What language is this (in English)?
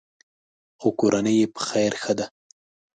Pashto